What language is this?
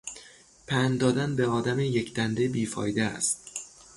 Persian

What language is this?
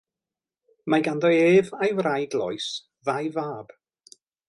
Welsh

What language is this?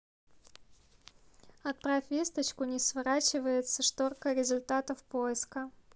Russian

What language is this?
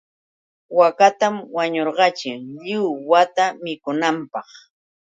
Yauyos Quechua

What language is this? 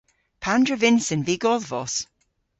Cornish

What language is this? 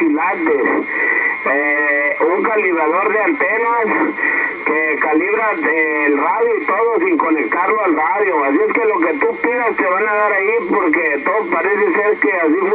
Spanish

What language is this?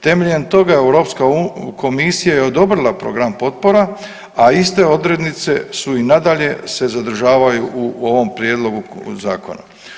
Croatian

